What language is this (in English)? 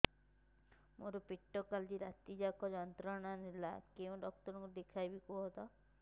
Odia